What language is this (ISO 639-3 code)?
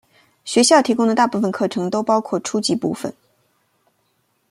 zho